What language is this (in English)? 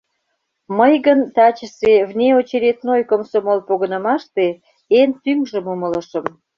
Mari